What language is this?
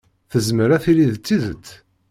Kabyle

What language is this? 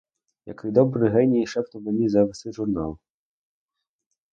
Ukrainian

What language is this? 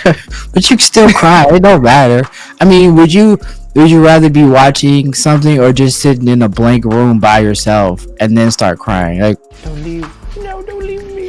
English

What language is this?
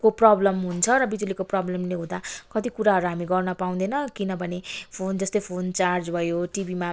Nepali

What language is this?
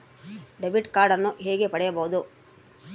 Kannada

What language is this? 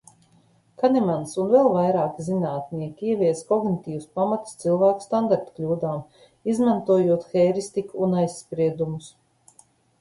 Latvian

